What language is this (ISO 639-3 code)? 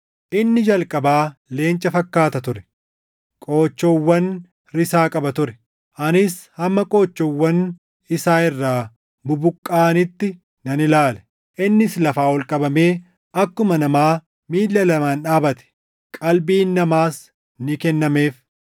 orm